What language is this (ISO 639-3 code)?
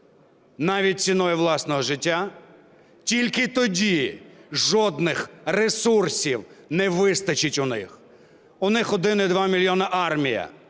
ukr